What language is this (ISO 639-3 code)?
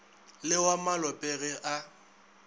nso